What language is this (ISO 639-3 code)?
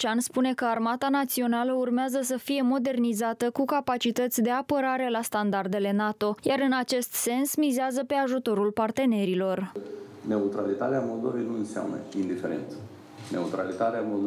ron